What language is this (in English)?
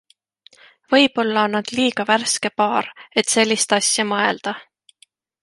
Estonian